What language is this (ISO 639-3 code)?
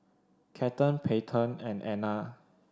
eng